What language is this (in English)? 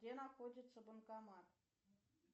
Russian